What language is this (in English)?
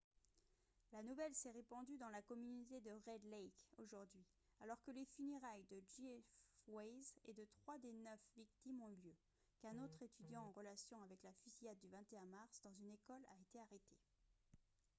French